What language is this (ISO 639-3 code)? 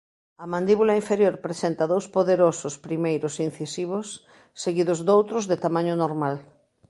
glg